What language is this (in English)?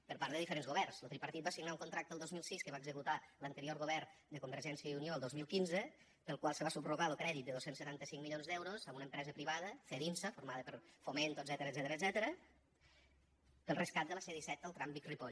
Catalan